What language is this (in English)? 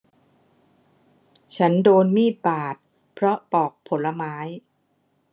Thai